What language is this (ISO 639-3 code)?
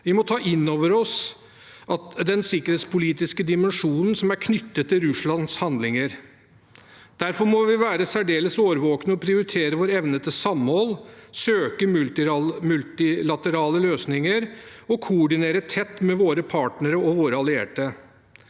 nor